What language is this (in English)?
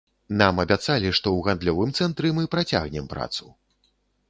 Belarusian